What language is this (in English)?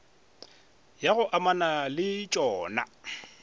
Northern Sotho